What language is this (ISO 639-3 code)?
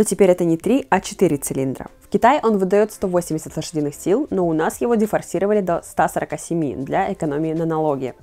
rus